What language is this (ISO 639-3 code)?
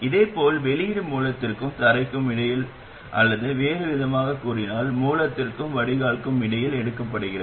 tam